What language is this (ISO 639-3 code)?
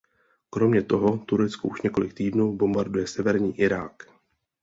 ces